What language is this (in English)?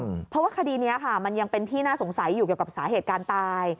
Thai